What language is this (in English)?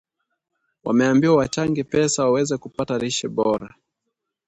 Swahili